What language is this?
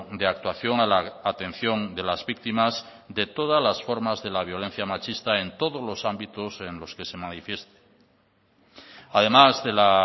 Spanish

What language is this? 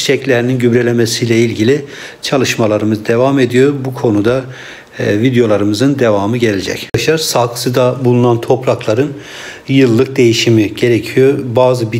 Turkish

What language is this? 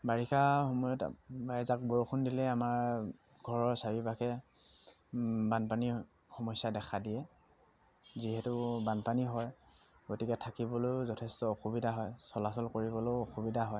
Assamese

